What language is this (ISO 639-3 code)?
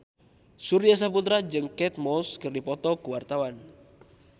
sun